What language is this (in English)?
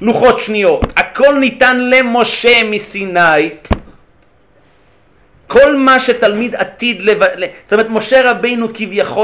Hebrew